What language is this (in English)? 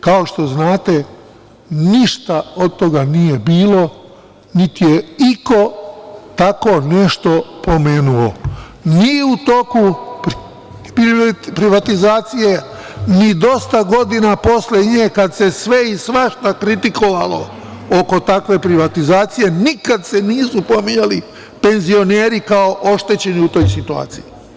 Serbian